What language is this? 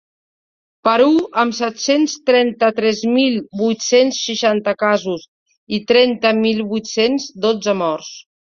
Catalan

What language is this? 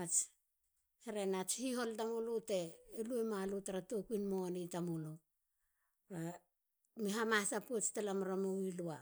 Halia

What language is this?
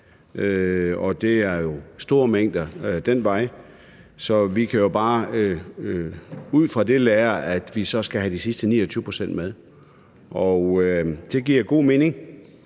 Danish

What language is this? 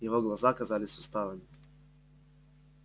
Russian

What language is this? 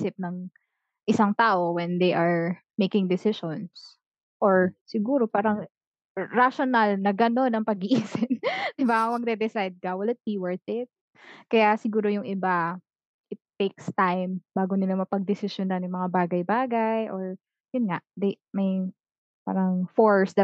Filipino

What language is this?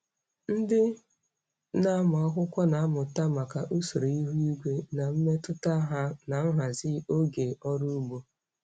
Igbo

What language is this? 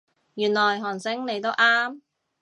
Cantonese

